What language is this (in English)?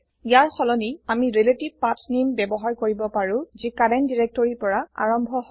Assamese